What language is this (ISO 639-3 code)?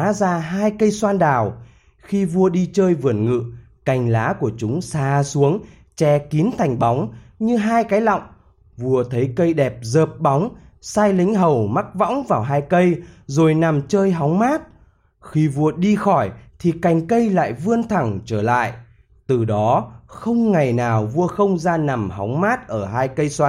vie